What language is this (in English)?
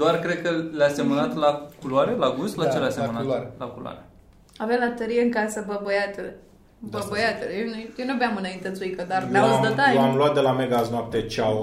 Romanian